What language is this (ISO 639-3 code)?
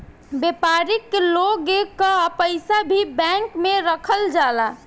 bho